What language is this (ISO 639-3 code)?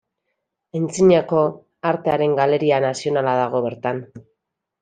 eus